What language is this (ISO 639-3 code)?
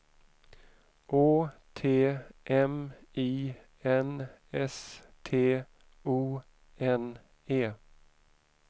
swe